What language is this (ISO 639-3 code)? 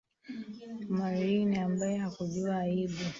swa